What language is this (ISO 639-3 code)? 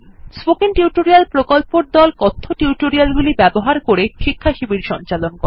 ben